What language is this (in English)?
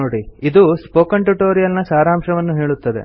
Kannada